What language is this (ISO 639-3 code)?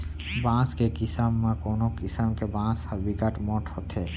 hne